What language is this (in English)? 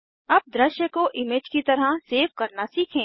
Hindi